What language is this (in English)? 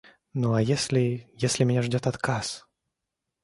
Russian